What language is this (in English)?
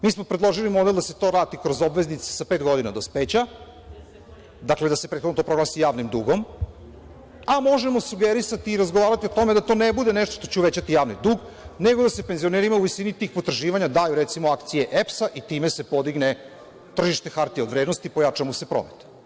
Serbian